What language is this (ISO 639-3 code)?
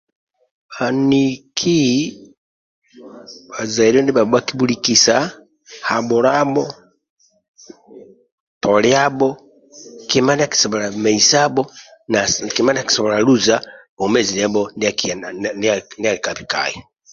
rwm